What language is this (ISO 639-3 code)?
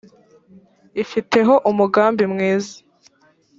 kin